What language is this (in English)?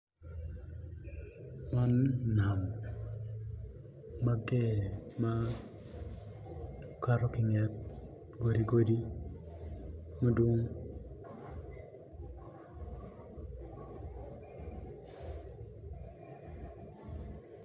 Acoli